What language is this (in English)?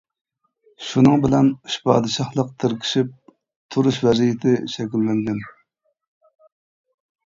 Uyghur